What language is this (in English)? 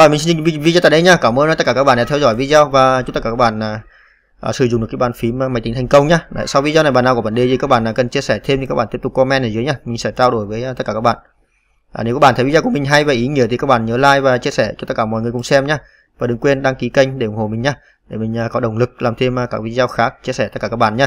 Vietnamese